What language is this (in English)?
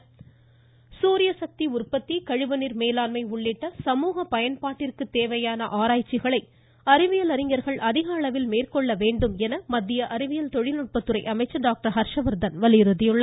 Tamil